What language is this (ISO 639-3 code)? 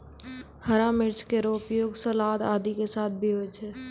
mai